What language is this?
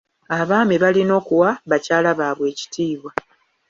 Ganda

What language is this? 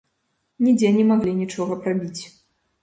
Belarusian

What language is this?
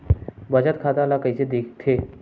Chhattisgarhi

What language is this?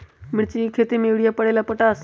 Magahi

